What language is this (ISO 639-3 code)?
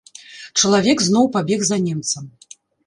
bel